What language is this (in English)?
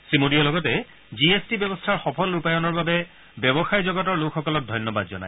Assamese